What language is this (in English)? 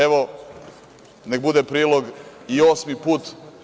Serbian